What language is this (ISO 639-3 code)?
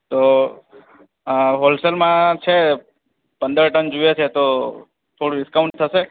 guj